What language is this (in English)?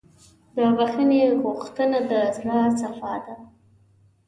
Pashto